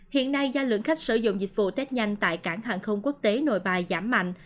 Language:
Vietnamese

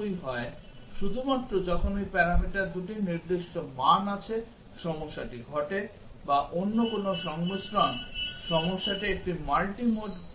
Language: Bangla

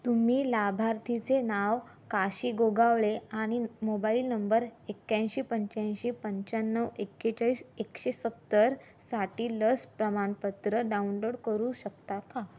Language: Marathi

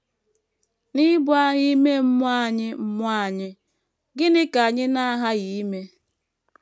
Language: Igbo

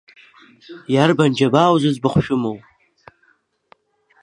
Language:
Abkhazian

